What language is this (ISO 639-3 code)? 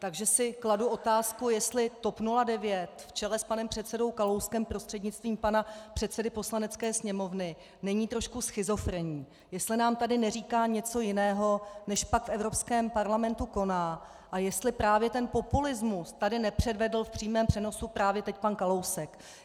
ces